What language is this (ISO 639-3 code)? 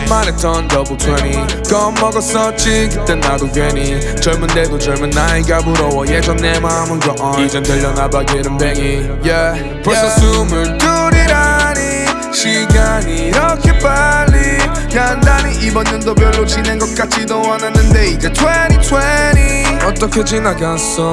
kor